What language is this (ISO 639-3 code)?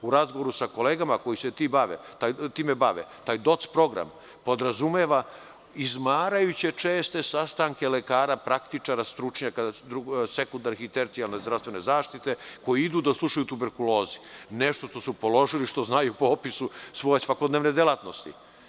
srp